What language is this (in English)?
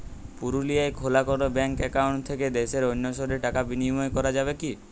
Bangla